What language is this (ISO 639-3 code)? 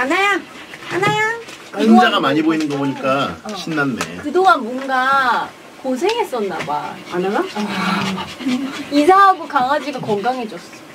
kor